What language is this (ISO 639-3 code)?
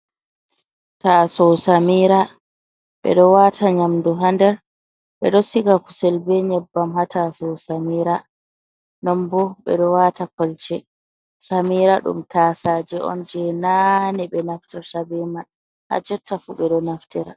ful